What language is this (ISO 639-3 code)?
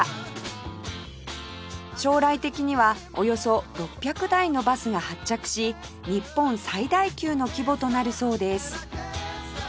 jpn